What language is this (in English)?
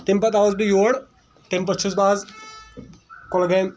Kashmiri